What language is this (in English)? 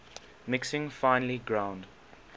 English